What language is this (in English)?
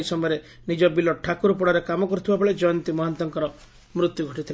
Odia